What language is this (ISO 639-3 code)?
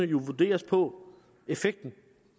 dan